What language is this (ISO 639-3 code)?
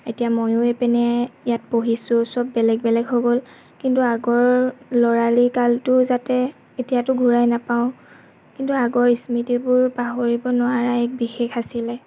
asm